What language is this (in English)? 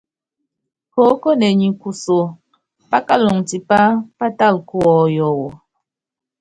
Yangben